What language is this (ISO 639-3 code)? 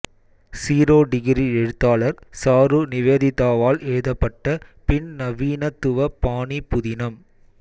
tam